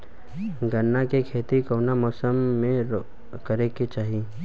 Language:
Bhojpuri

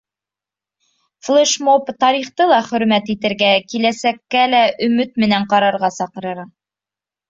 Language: Bashkir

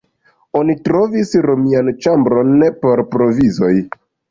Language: Esperanto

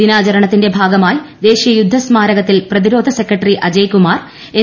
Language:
Malayalam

